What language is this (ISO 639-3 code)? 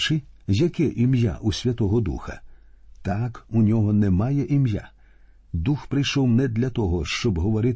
ukr